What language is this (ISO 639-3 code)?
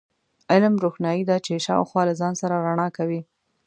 pus